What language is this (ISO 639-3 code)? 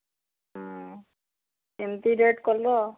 ori